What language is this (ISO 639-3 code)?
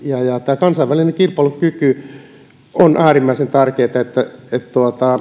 fin